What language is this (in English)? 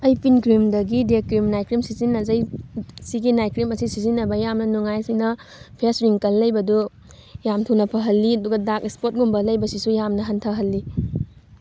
Manipuri